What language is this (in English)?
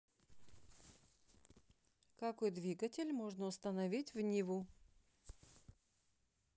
Russian